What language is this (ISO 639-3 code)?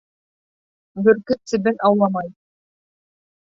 bak